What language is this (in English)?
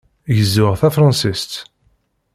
Kabyle